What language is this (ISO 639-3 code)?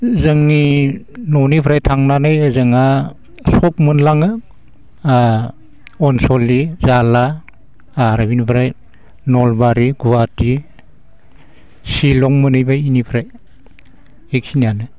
brx